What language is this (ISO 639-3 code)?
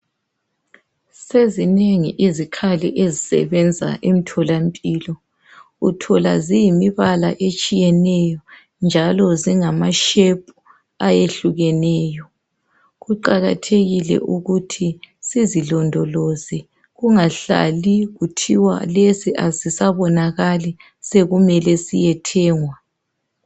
nde